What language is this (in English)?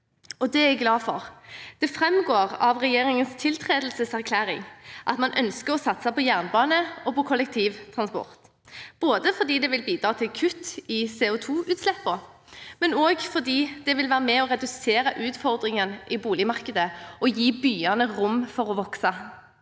Norwegian